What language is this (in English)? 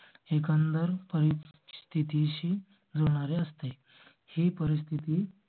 Marathi